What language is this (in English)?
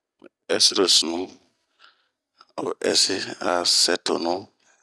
Bomu